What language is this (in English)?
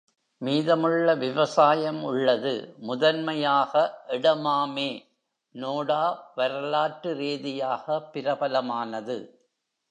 Tamil